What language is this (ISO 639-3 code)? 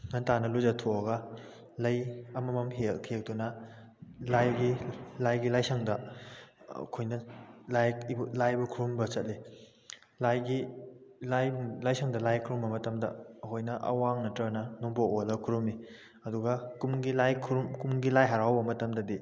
mni